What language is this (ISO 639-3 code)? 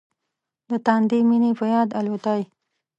pus